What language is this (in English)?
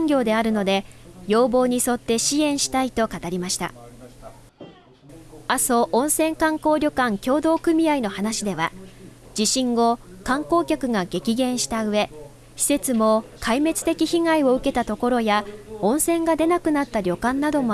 Japanese